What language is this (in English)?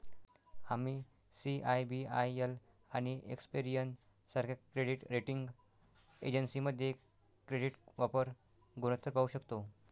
Marathi